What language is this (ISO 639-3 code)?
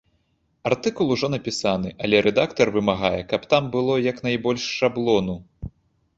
bel